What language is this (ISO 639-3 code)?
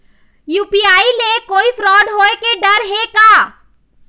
hne